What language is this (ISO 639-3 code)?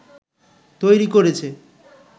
ben